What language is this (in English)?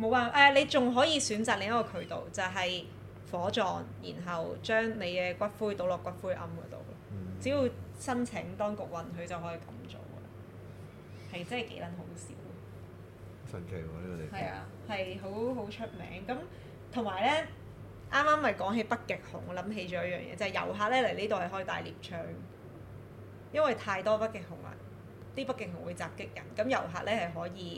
Chinese